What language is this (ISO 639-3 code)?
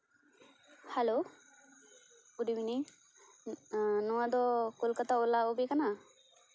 sat